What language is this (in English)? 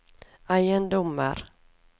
Norwegian